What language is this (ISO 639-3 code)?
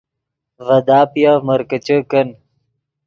ydg